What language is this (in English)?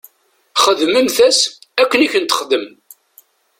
Kabyle